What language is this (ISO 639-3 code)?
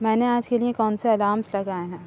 urd